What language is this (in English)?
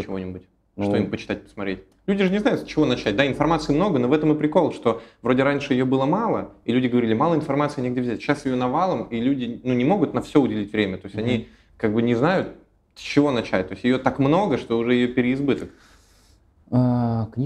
Russian